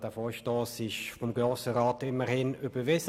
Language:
Swiss German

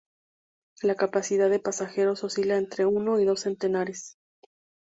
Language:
Spanish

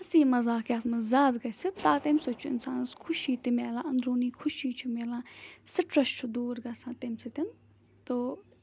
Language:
Kashmiri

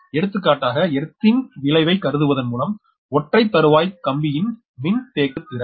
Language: Tamil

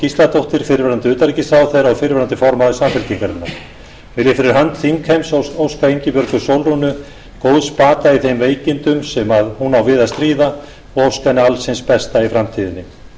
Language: Icelandic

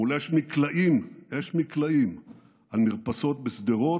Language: Hebrew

